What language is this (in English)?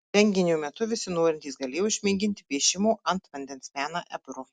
Lithuanian